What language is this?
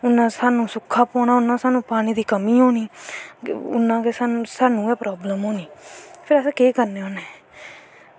Dogri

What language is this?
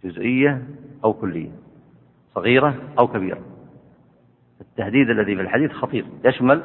Arabic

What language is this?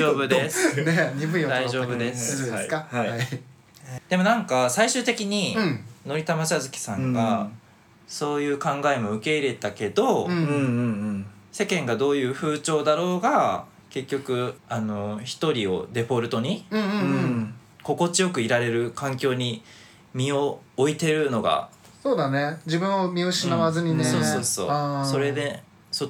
Japanese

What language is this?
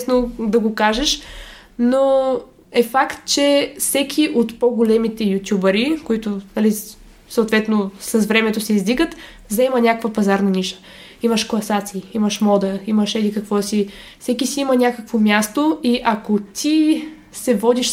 Bulgarian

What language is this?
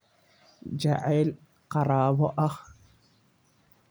Somali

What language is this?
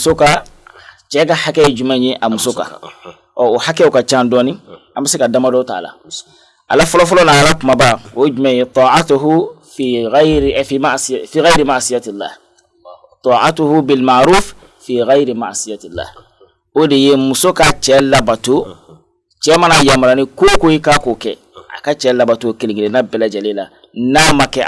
Indonesian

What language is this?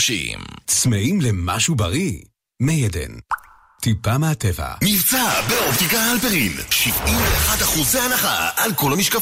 Hebrew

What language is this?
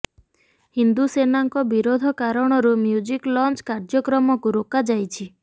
Odia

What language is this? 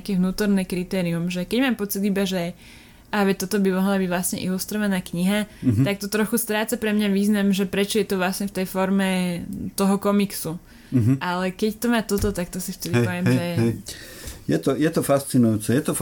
Slovak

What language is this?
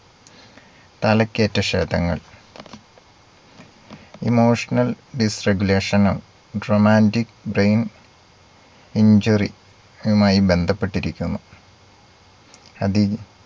Malayalam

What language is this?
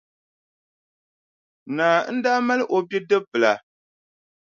Dagbani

